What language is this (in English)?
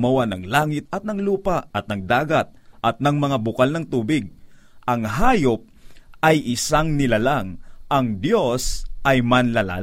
Filipino